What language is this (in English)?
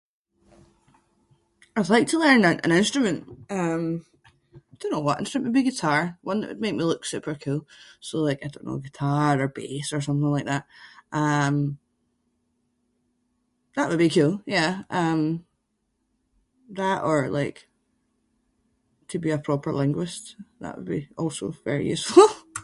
Scots